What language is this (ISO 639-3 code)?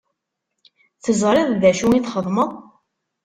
kab